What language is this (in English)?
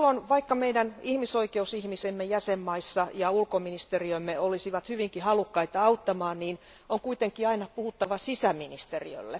Finnish